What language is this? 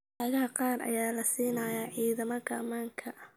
Somali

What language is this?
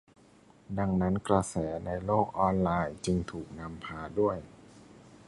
Thai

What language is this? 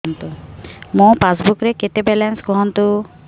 Odia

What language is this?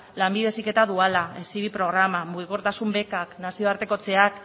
Basque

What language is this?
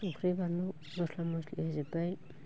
Bodo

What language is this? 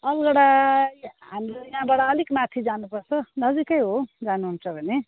Nepali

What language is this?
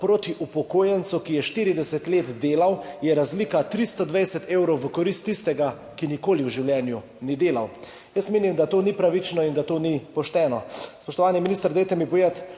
Slovenian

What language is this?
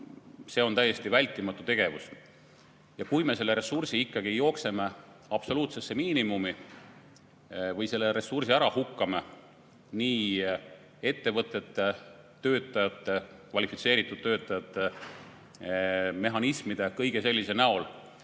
Estonian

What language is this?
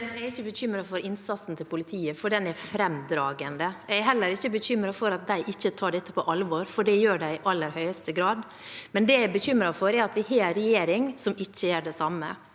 Norwegian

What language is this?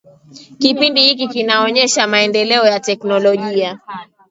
Swahili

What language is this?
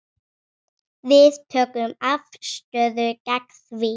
Icelandic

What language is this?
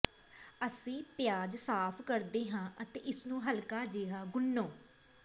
Punjabi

